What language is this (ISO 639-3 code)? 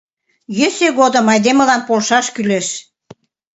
chm